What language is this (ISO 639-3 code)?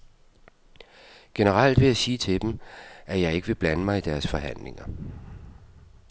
dan